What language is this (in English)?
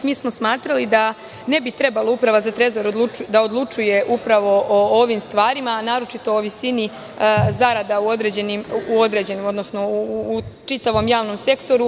Serbian